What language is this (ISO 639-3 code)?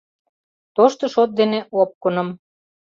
chm